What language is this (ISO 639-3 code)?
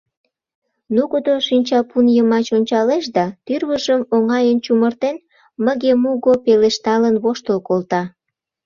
chm